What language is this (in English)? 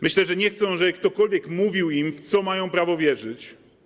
Polish